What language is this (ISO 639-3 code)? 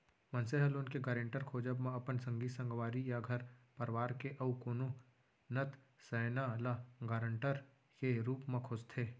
hne